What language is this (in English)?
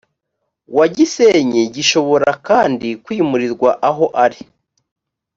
Kinyarwanda